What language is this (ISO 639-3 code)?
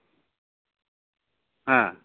sat